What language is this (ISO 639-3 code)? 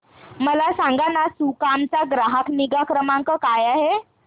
mar